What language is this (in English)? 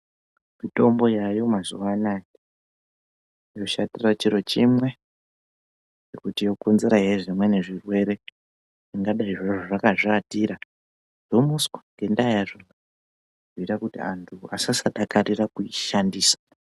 Ndau